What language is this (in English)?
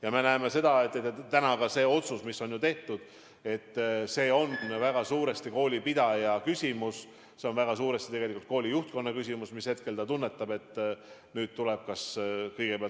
Estonian